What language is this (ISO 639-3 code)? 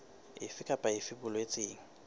sot